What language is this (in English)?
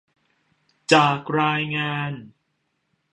Thai